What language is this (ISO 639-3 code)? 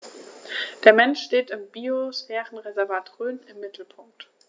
deu